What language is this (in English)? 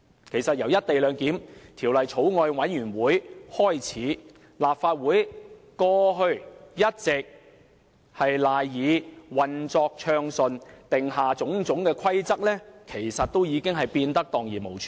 Cantonese